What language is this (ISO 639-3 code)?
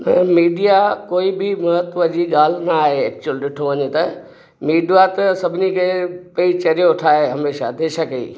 snd